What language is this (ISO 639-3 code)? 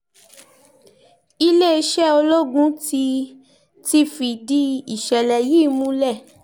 yor